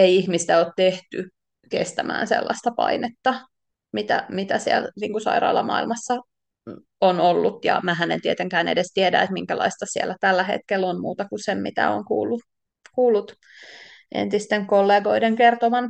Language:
Finnish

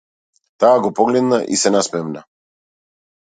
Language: Macedonian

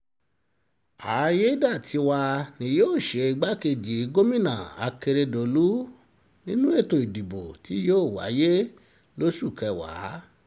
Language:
Yoruba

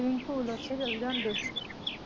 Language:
Punjabi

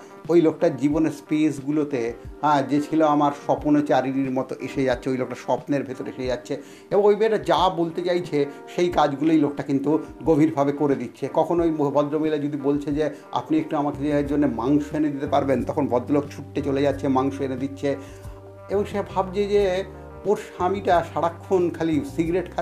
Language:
Bangla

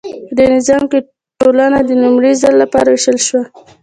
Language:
Pashto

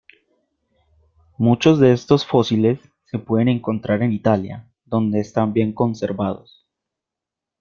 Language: Spanish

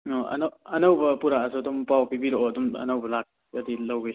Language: Manipuri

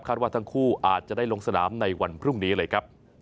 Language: Thai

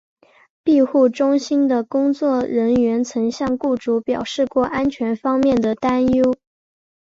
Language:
Chinese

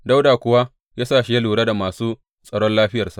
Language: Hausa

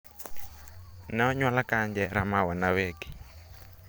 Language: Luo (Kenya and Tanzania)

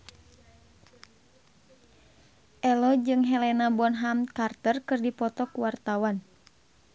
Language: Sundanese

